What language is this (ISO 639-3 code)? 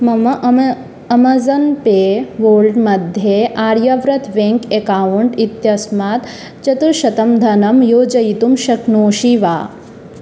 san